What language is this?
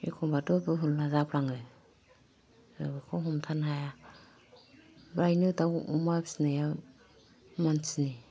Bodo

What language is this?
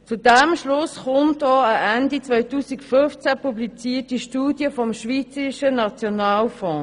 Swiss German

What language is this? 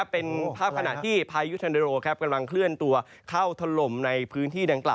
Thai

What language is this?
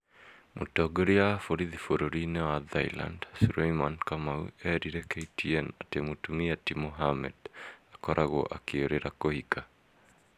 Kikuyu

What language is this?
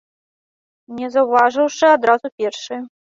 Belarusian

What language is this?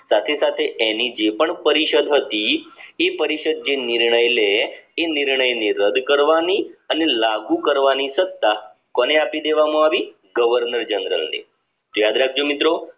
Gujarati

